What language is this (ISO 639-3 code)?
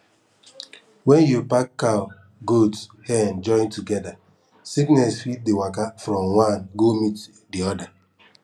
pcm